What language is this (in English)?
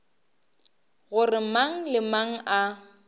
Northern Sotho